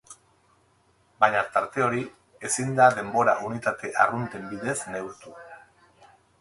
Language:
Basque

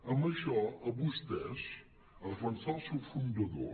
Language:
Catalan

